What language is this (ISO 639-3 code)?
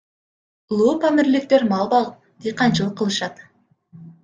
kir